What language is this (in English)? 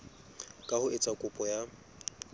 Southern Sotho